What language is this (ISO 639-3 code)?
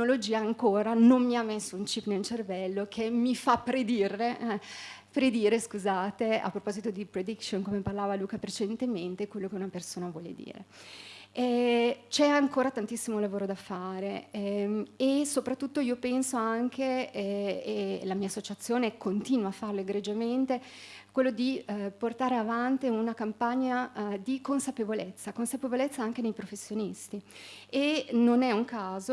ita